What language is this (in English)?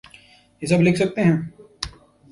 Urdu